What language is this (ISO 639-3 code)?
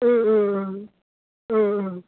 asm